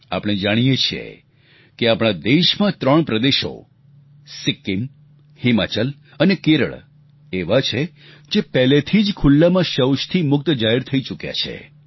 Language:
Gujarati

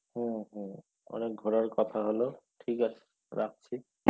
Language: Bangla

